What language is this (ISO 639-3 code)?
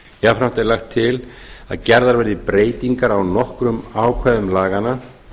isl